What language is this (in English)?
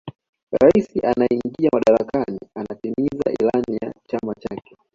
Swahili